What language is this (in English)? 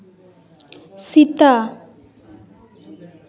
Santali